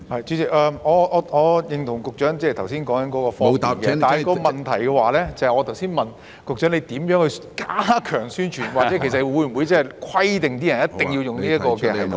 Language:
Cantonese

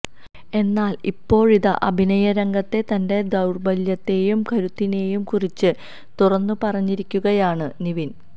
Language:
Malayalam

